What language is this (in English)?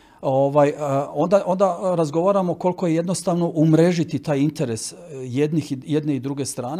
Croatian